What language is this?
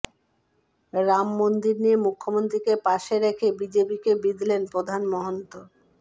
Bangla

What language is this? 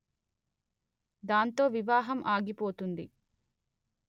Telugu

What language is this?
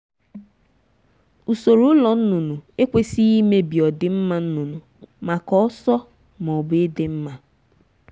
Igbo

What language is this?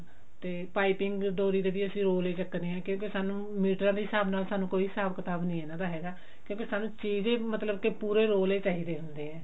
Punjabi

